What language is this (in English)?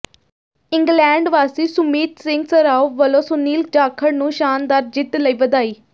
Punjabi